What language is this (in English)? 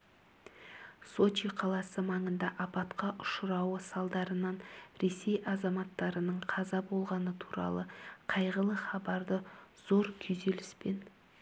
Kazakh